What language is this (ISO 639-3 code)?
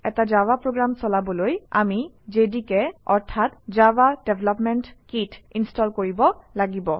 asm